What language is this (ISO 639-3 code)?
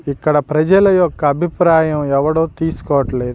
tel